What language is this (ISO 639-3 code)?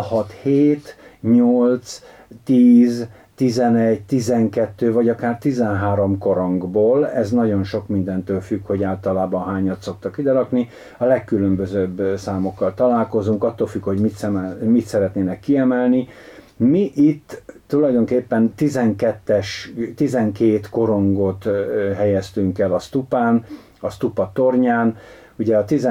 hun